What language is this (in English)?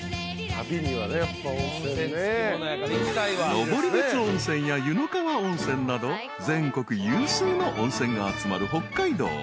Japanese